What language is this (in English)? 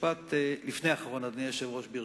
Hebrew